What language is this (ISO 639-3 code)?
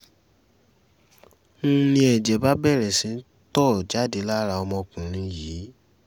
yor